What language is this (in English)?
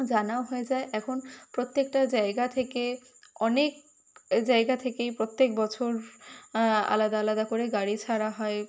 Bangla